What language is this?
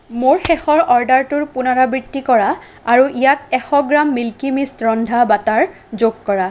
Assamese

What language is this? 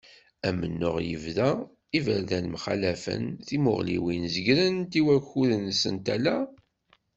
Kabyle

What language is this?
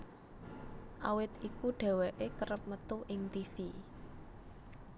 Javanese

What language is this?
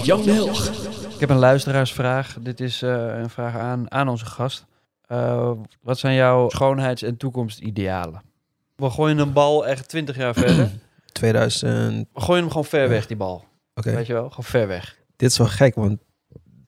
Dutch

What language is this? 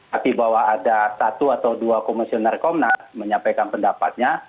Indonesian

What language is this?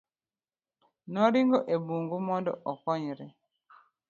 Luo (Kenya and Tanzania)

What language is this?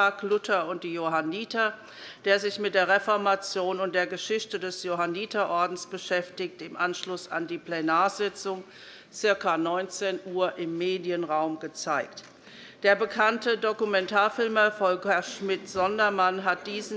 German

